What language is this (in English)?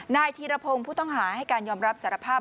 Thai